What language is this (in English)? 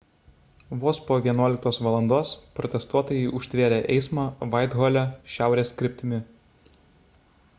Lithuanian